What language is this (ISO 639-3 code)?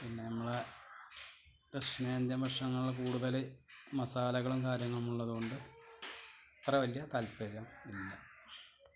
mal